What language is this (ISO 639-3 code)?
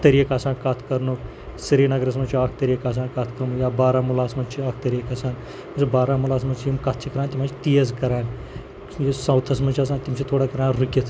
kas